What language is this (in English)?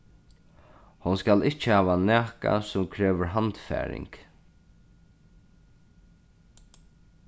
Faroese